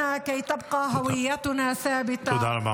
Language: Hebrew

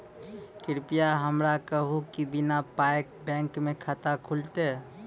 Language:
Maithili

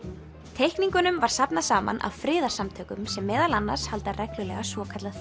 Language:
Icelandic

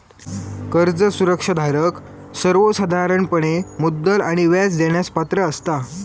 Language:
Marathi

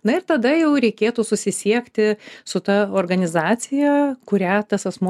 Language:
Lithuanian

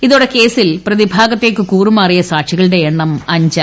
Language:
Malayalam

